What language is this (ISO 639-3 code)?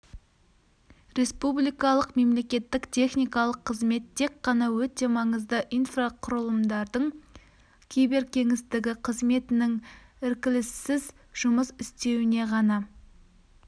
kaz